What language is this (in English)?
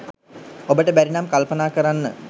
Sinhala